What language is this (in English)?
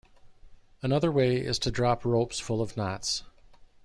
English